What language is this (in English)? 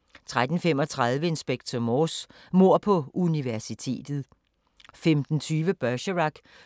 Danish